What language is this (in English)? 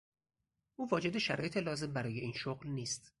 Persian